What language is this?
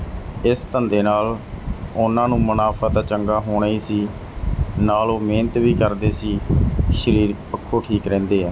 Punjabi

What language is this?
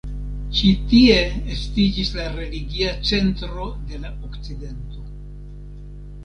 Esperanto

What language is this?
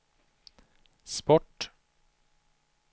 Swedish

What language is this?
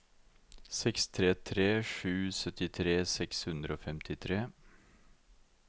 Norwegian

